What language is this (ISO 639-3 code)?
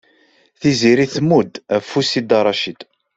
kab